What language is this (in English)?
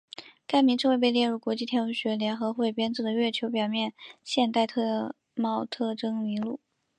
Chinese